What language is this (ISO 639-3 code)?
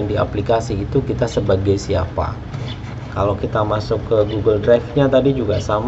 ind